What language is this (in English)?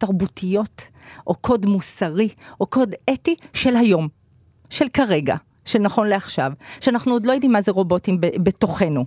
Hebrew